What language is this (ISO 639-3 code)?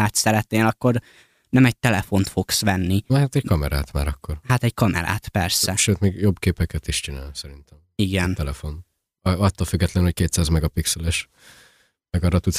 hun